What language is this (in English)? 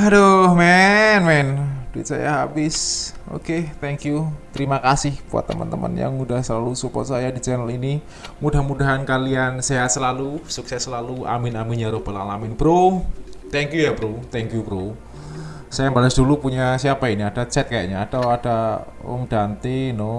Indonesian